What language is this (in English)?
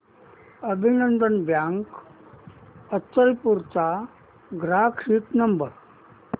Marathi